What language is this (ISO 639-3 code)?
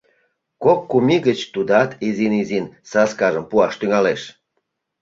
chm